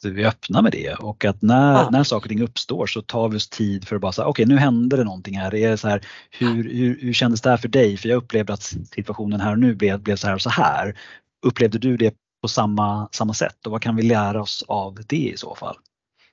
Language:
Swedish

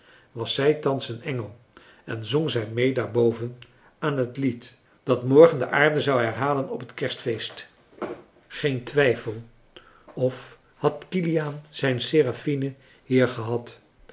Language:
Dutch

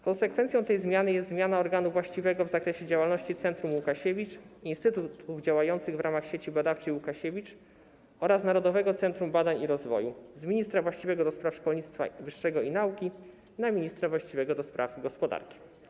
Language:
Polish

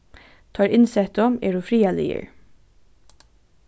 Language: Faroese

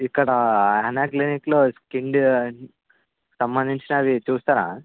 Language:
Telugu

